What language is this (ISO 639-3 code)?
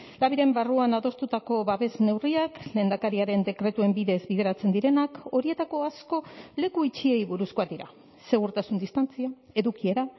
eus